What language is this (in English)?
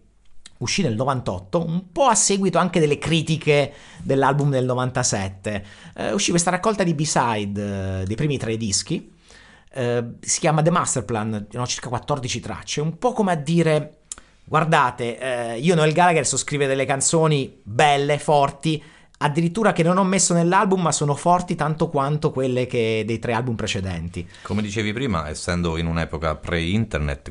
Italian